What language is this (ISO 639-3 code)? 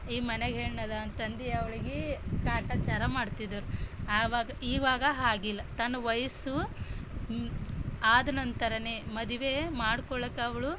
kan